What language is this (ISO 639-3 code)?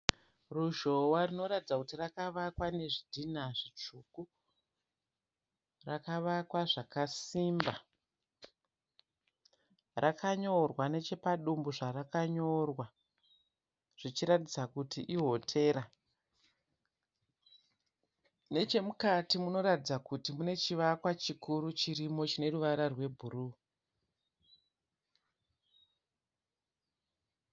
sna